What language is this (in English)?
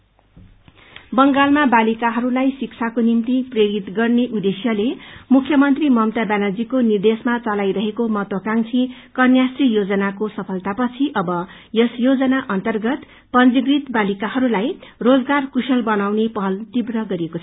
Nepali